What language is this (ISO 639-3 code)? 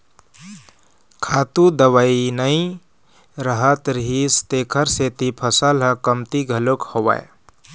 hne